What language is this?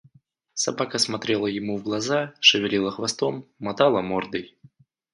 Russian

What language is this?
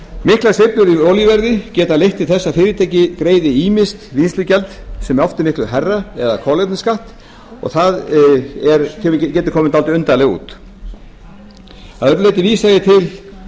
Icelandic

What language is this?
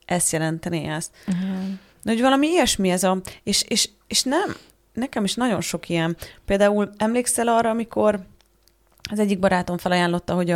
Hungarian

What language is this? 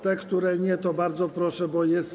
Polish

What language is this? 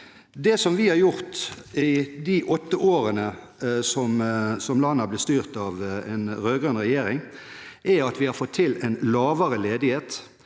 Norwegian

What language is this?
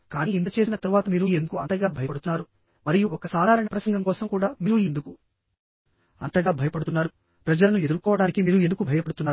Telugu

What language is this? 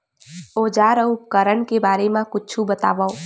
Chhattisgarhi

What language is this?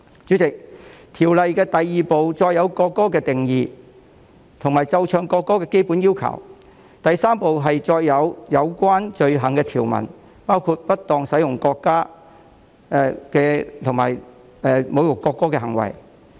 Cantonese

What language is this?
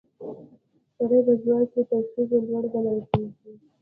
Pashto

